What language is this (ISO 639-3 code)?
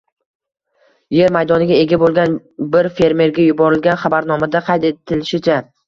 uzb